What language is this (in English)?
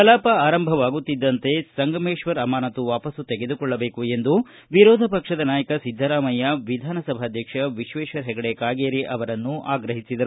Kannada